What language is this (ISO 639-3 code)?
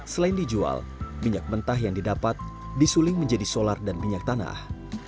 ind